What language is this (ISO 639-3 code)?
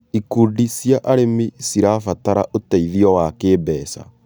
kik